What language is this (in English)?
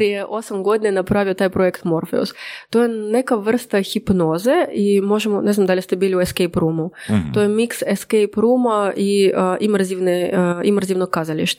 Croatian